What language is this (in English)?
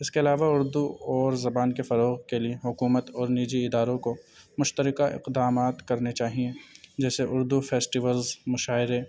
Urdu